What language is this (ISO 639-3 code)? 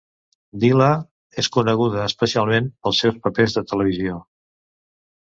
cat